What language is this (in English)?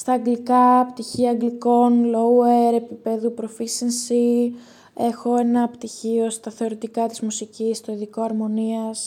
Greek